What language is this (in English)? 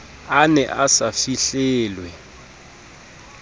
Southern Sotho